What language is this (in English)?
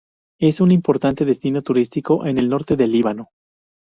Spanish